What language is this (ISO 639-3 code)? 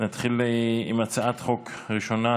heb